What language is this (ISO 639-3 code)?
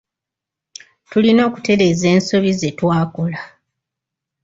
lug